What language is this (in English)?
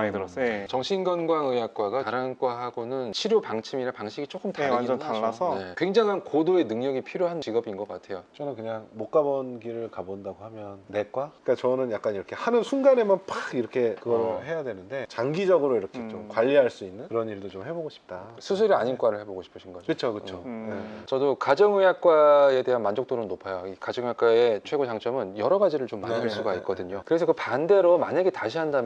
Korean